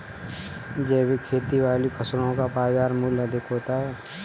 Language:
Hindi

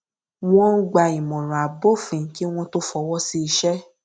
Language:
Yoruba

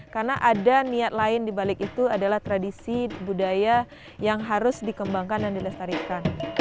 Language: Indonesian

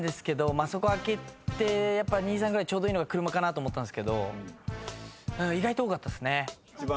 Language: Japanese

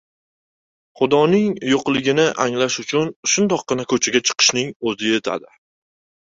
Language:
Uzbek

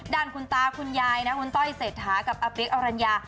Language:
Thai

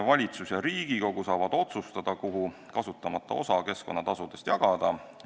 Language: Estonian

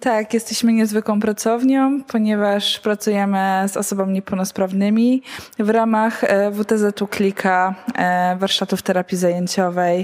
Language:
Polish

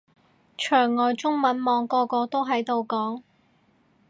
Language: Cantonese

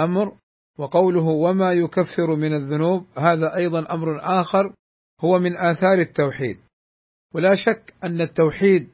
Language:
Arabic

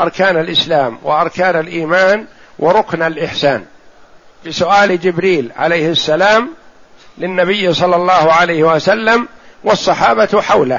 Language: Arabic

